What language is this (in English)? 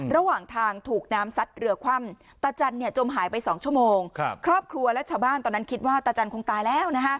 Thai